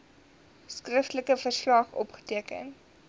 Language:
Afrikaans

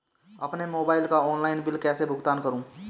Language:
Hindi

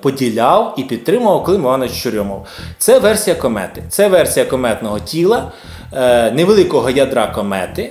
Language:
Ukrainian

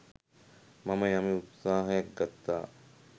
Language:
Sinhala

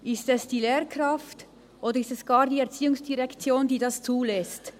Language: Swiss German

